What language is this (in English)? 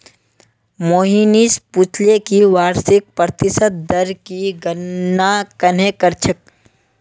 Magahi